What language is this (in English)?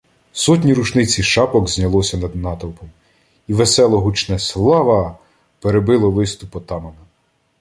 Ukrainian